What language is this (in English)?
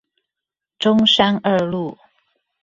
Chinese